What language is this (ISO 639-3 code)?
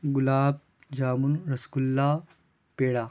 urd